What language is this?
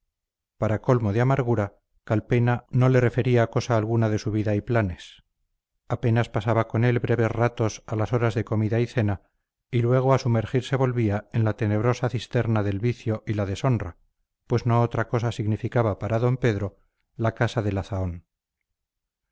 Spanish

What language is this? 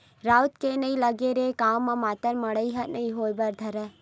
Chhattisgarhi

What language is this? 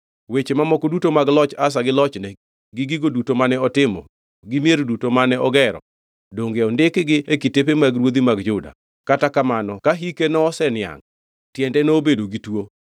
Luo (Kenya and Tanzania)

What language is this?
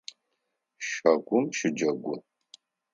Adyghe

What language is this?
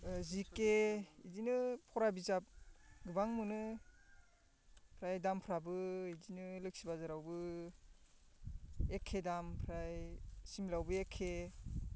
Bodo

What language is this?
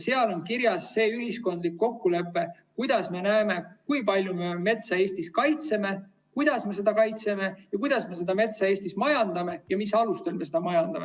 Estonian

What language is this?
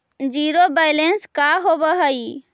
Magahi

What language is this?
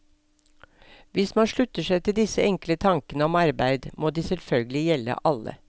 Norwegian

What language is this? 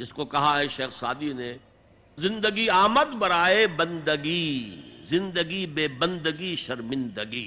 Urdu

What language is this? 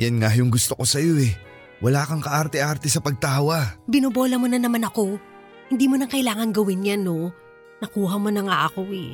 Filipino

